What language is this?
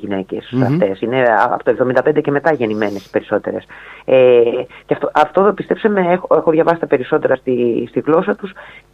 Greek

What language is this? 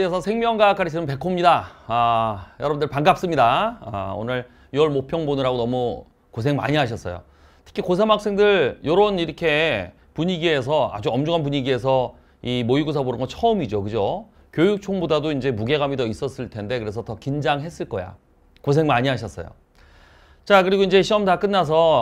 Korean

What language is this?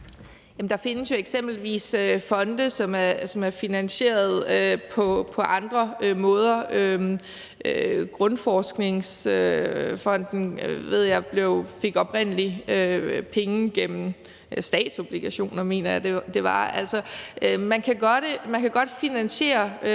Danish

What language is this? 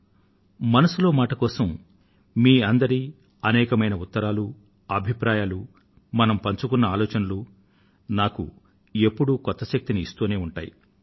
Telugu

